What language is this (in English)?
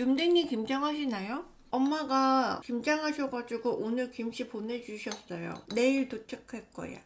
Korean